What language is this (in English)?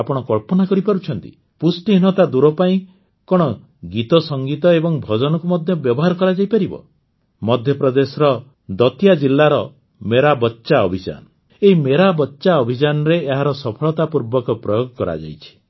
Odia